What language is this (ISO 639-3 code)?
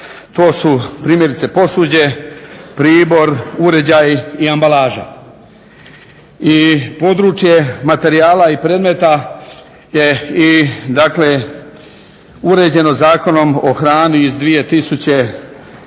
hrv